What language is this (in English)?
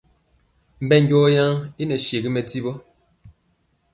Mpiemo